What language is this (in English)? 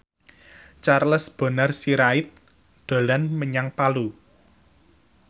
Javanese